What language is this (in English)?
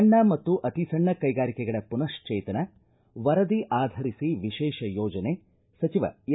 Kannada